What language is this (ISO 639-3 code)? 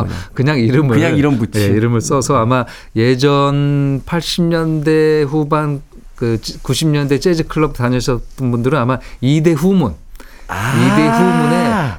kor